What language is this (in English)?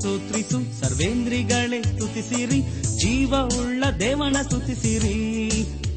Kannada